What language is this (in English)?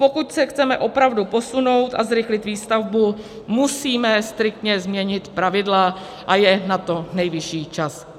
Czech